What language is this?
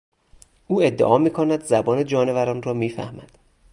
Persian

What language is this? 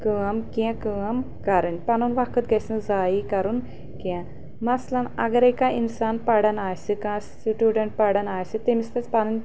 Kashmiri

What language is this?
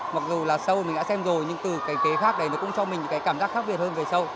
Vietnamese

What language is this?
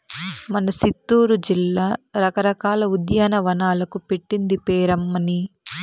Telugu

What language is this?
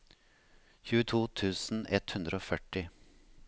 Norwegian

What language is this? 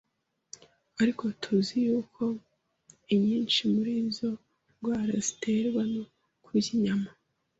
Kinyarwanda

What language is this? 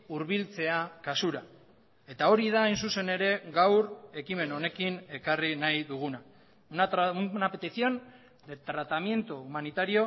Basque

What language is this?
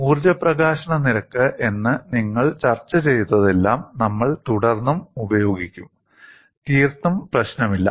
Malayalam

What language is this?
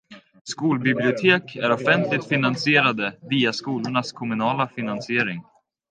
Swedish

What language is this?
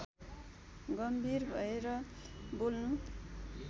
Nepali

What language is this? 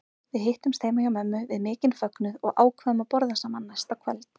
Icelandic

